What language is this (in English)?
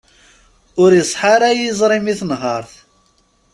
Kabyle